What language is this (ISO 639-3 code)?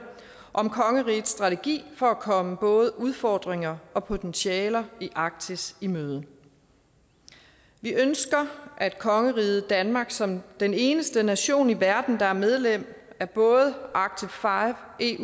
dan